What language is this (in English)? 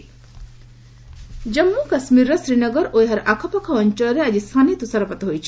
Odia